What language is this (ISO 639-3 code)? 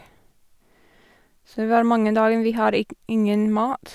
nor